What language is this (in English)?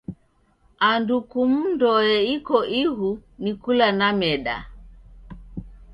Taita